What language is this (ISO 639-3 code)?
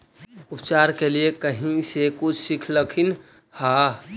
mag